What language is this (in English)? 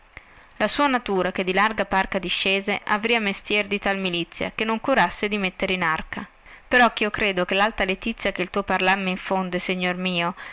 Italian